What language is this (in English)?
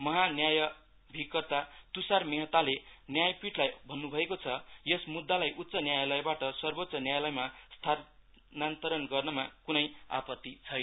Nepali